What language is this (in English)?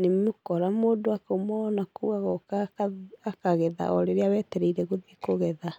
Kikuyu